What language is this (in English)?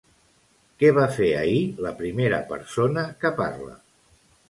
Catalan